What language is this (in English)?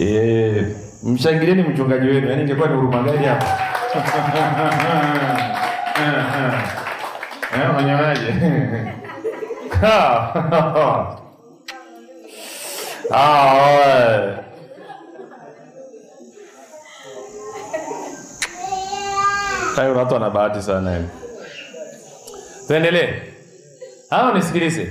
Swahili